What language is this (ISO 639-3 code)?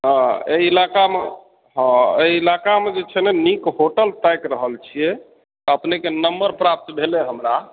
mai